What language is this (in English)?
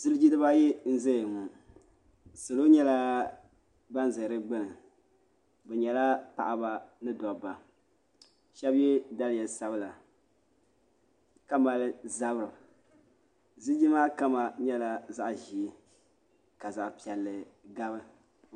Dagbani